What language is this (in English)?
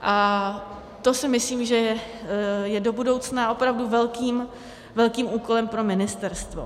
Czech